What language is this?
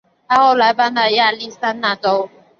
Chinese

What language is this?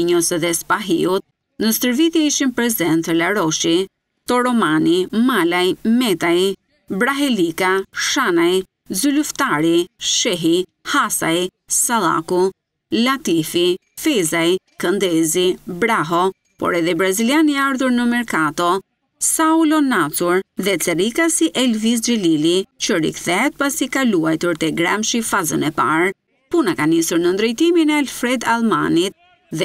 Indonesian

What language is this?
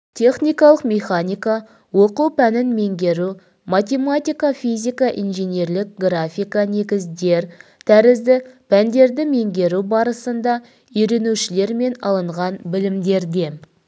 Kazakh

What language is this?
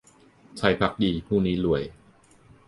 Thai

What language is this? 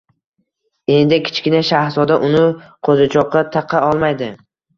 Uzbek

